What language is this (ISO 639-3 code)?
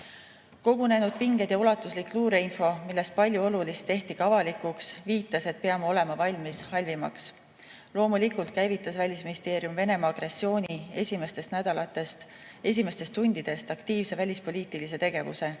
est